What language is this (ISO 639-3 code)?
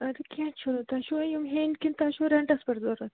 kas